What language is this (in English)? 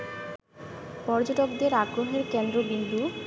Bangla